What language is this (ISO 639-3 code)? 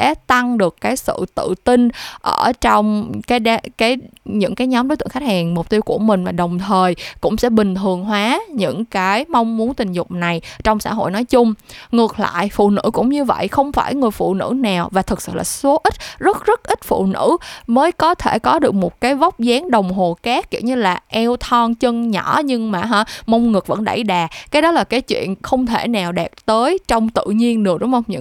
vie